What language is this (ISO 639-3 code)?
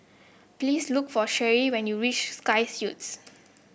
eng